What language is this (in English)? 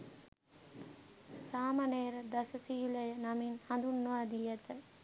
Sinhala